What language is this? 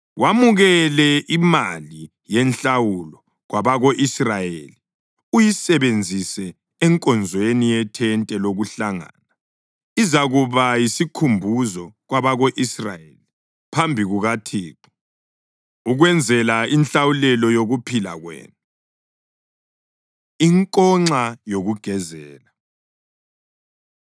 North Ndebele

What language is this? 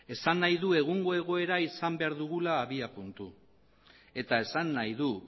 Basque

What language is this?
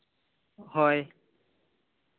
Santali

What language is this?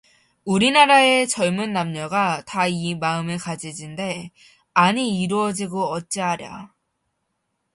Korean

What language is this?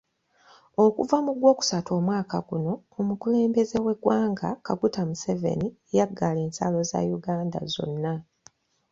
Ganda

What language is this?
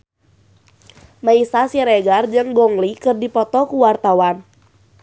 Sundanese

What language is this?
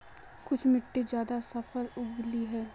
Magahi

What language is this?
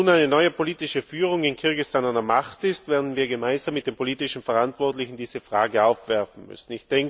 German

